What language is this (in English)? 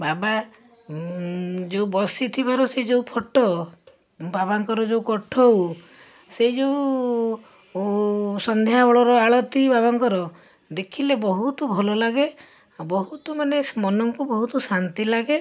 Odia